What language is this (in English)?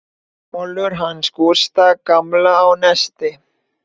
Icelandic